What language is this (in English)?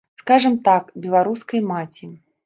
Belarusian